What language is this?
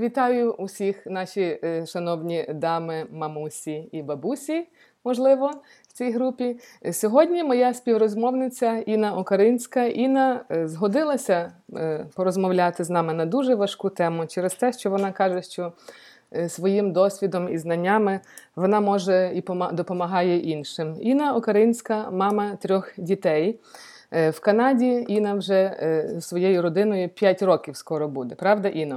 Ukrainian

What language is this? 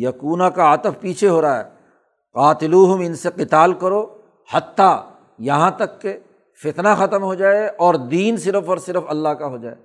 Urdu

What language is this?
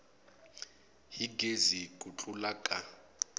Tsonga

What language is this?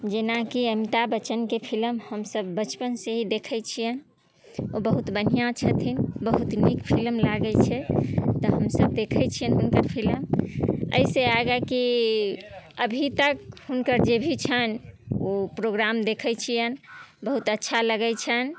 Maithili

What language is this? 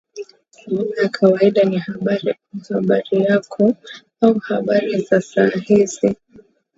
Swahili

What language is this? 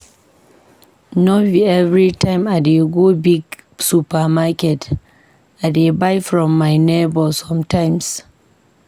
Nigerian Pidgin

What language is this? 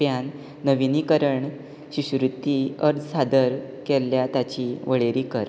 Konkani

